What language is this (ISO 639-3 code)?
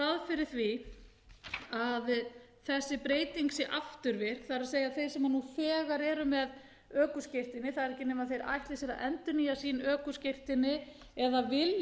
isl